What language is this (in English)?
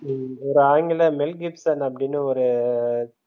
Tamil